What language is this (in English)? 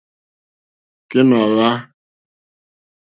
Mokpwe